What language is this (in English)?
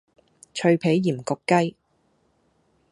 Cantonese